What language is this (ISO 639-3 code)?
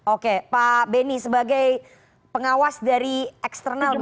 ind